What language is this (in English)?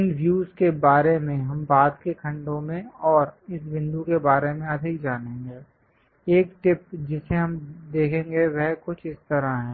Hindi